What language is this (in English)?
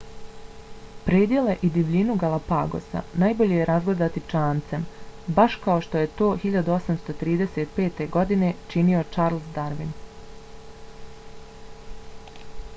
Bosnian